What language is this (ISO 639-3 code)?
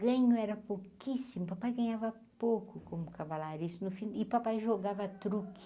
por